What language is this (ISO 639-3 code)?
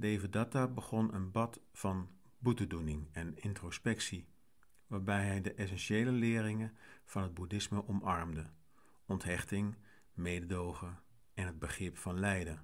nld